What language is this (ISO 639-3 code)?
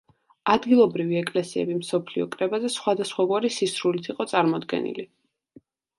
kat